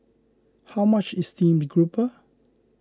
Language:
English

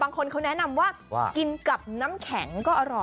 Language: Thai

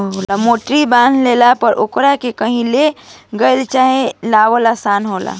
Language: Bhojpuri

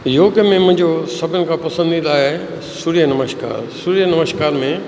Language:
Sindhi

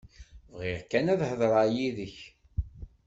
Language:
Kabyle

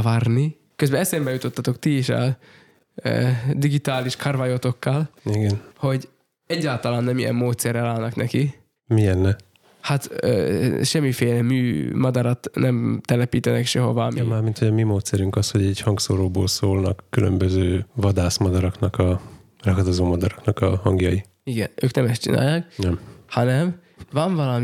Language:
Hungarian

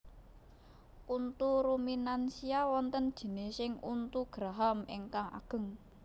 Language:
Javanese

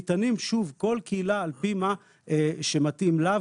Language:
Hebrew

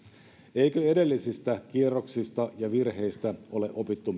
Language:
Finnish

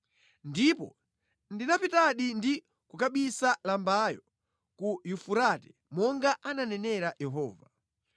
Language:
Nyanja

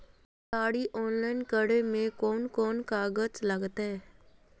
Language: Magahi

